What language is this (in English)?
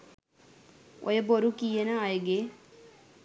Sinhala